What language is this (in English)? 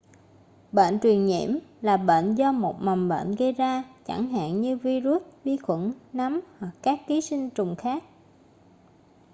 Vietnamese